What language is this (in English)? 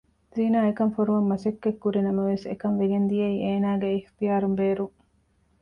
Divehi